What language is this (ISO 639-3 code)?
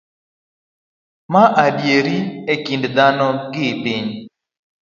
luo